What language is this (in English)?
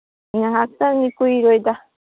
Manipuri